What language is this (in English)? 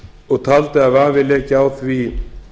Icelandic